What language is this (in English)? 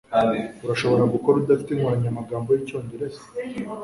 Kinyarwanda